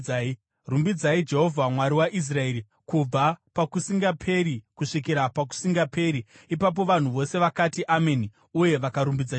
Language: Shona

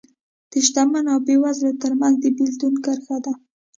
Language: Pashto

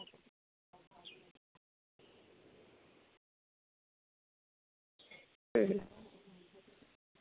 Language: Santali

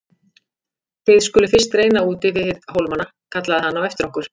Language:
Icelandic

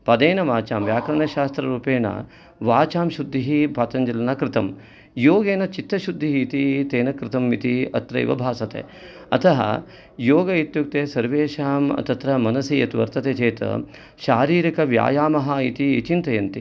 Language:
Sanskrit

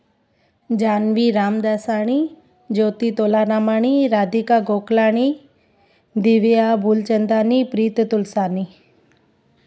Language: Sindhi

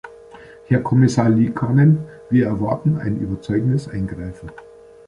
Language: German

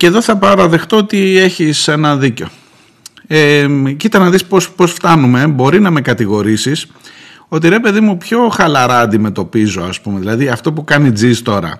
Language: Greek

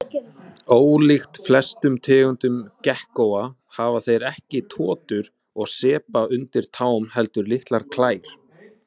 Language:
Icelandic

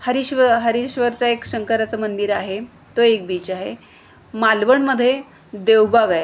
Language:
Marathi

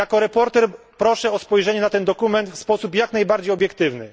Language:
Polish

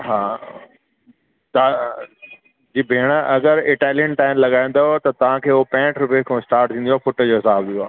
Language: Sindhi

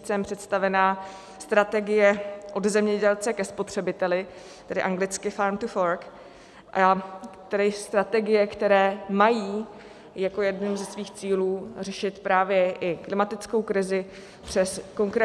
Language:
Czech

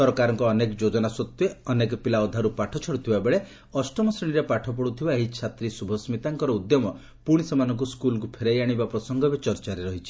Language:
Odia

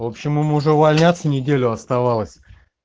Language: Russian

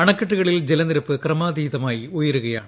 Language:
Malayalam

